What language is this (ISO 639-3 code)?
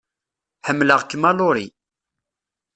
kab